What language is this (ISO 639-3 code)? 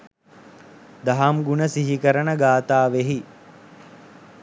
sin